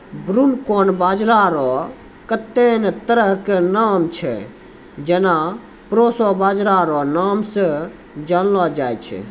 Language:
Maithili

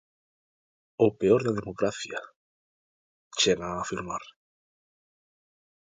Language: Galician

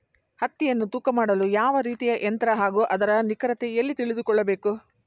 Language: Kannada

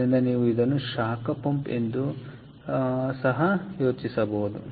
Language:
Kannada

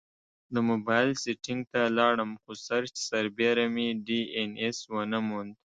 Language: Pashto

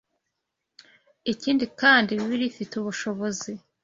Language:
Kinyarwanda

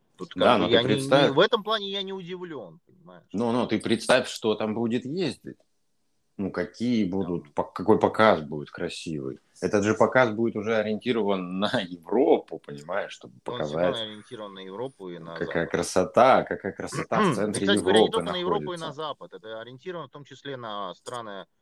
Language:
Russian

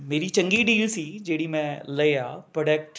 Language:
Punjabi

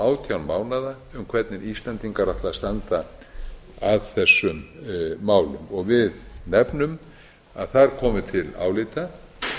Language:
Icelandic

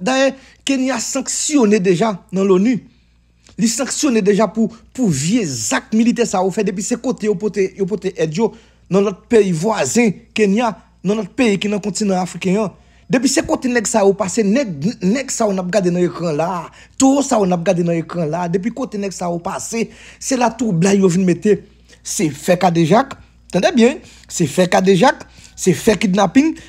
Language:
French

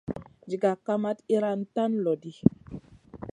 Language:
Masana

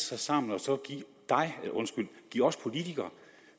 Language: Danish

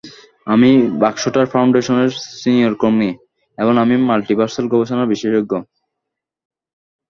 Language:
Bangla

